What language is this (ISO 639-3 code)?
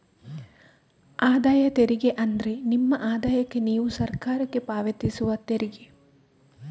kan